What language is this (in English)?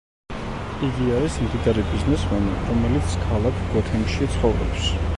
Georgian